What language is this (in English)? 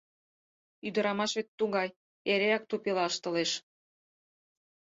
Mari